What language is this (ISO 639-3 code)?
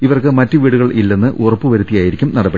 mal